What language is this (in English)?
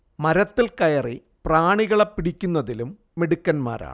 Malayalam